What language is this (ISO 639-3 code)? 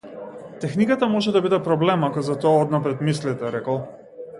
mkd